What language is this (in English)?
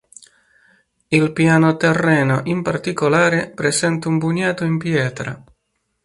Italian